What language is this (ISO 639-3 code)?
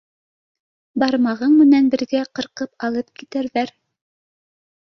bak